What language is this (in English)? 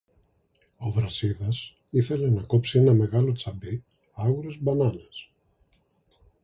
Greek